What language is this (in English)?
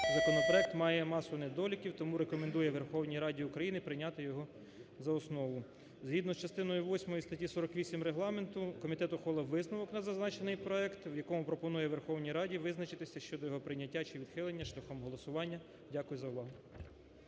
Ukrainian